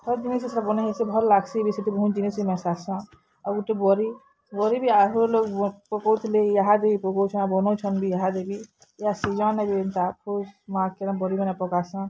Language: Odia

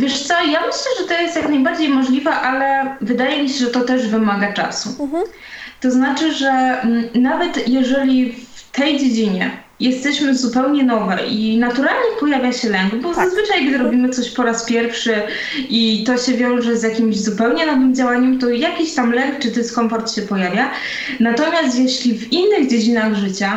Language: Polish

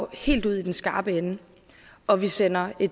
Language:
Danish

